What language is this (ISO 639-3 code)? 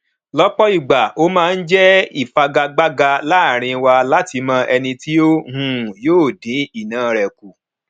yor